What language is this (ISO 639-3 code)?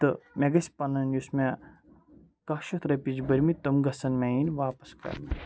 kas